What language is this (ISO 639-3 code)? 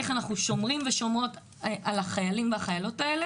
heb